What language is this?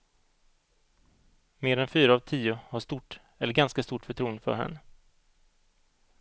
Swedish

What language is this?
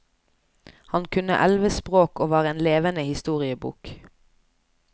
Norwegian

